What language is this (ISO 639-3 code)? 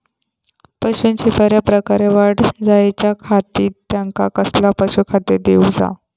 mar